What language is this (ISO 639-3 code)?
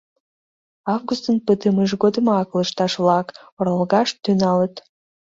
chm